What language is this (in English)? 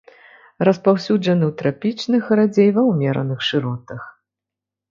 Belarusian